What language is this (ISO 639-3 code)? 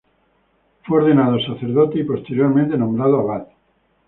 spa